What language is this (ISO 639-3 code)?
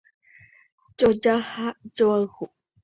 grn